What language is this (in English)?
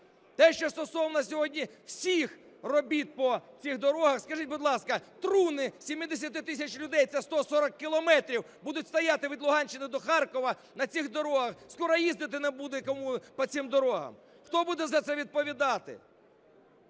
Ukrainian